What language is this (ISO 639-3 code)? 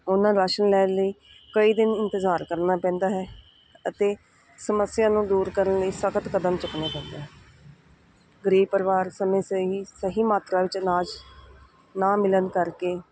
pan